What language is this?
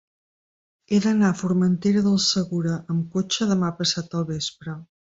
Catalan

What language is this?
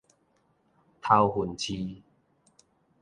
Min Nan Chinese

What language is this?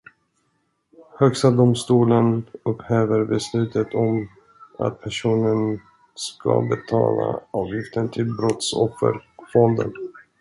Swedish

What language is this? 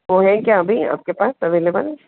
Hindi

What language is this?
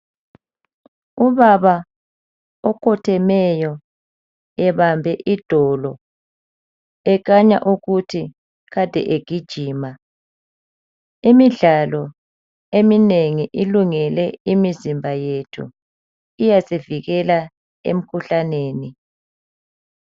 North Ndebele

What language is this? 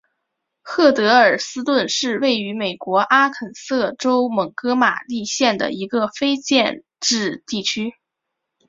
Chinese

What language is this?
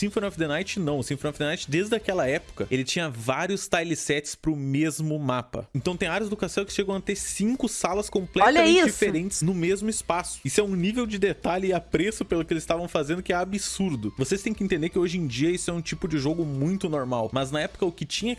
Portuguese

